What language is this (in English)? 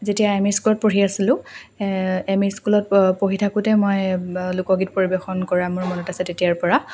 Assamese